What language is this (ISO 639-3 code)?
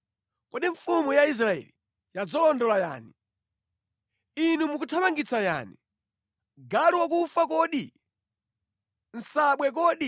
nya